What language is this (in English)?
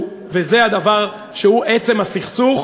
Hebrew